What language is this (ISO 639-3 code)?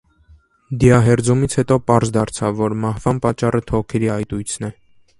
hye